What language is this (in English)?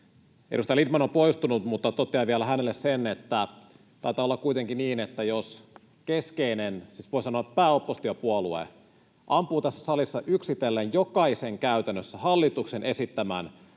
Finnish